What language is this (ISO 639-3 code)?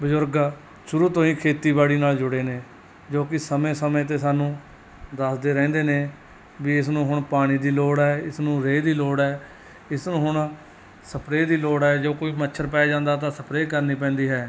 pan